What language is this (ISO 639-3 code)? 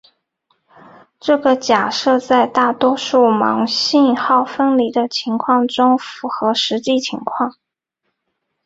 zho